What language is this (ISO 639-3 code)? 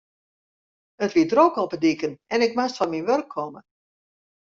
fry